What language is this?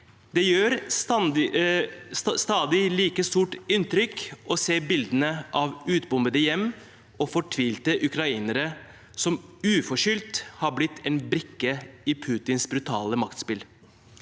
Norwegian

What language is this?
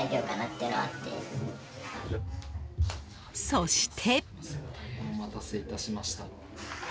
Japanese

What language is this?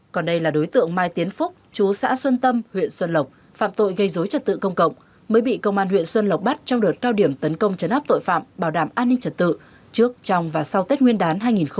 Vietnamese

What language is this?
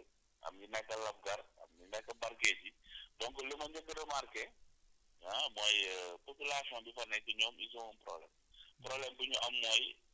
Wolof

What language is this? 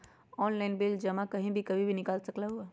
Magahi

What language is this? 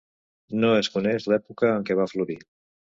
Catalan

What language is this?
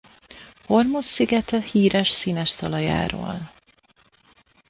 Hungarian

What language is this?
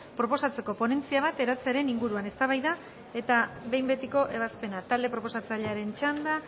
Basque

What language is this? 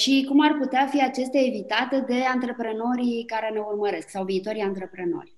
Romanian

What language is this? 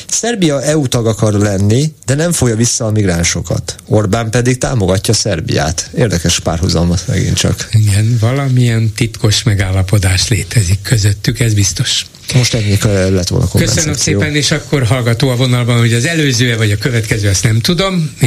Hungarian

